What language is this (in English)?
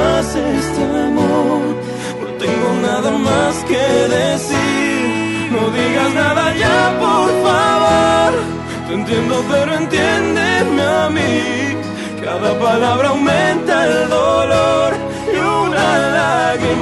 Spanish